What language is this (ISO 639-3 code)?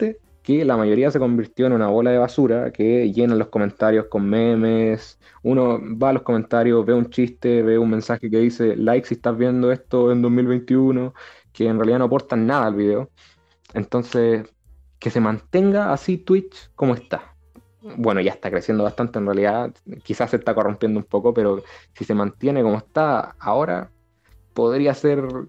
spa